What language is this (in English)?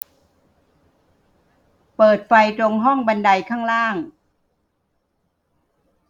Thai